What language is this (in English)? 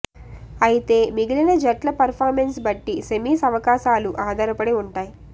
Telugu